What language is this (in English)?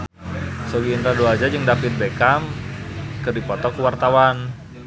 Sundanese